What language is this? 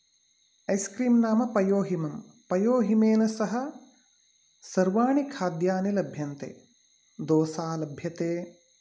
Sanskrit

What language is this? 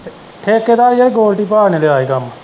Punjabi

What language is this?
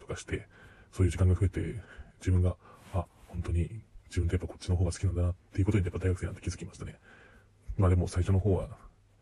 Japanese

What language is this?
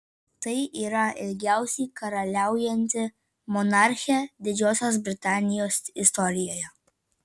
Lithuanian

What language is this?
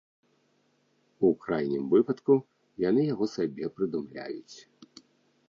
Belarusian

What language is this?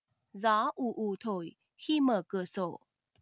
Vietnamese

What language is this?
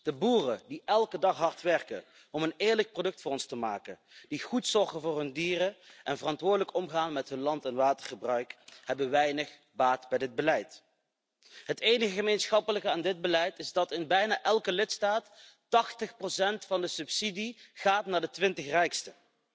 Dutch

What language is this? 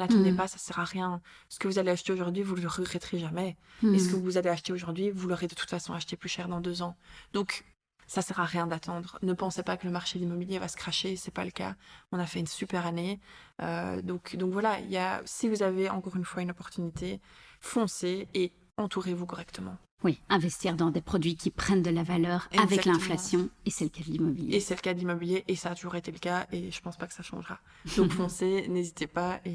French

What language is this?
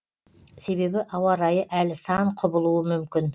Kazakh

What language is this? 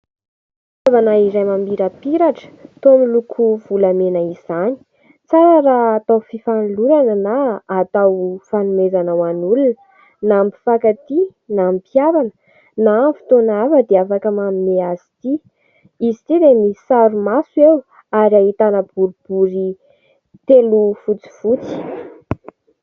Malagasy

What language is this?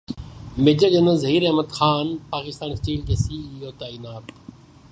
Urdu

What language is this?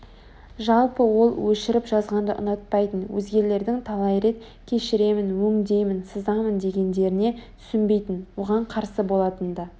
Kazakh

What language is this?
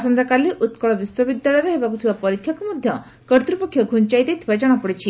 Odia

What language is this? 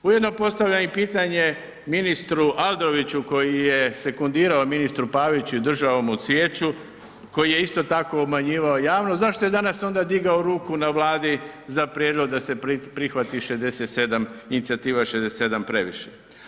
Croatian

